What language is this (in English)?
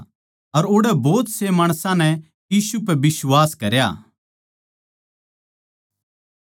Haryanvi